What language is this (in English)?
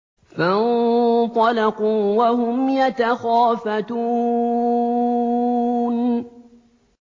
Arabic